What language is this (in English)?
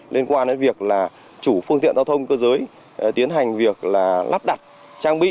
Vietnamese